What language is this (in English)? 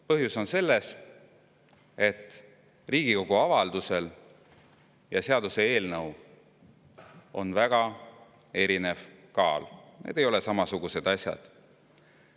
Estonian